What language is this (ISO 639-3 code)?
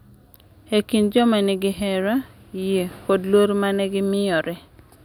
luo